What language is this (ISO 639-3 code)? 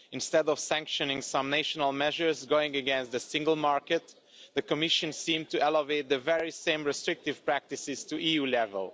eng